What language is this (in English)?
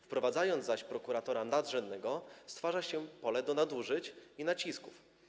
Polish